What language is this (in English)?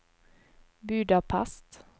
Norwegian